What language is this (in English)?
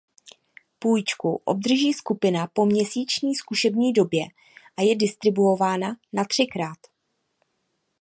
Czech